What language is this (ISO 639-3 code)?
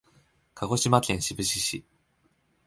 jpn